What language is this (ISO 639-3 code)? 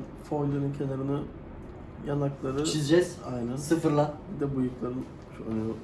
tur